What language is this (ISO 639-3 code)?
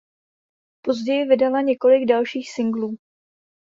ces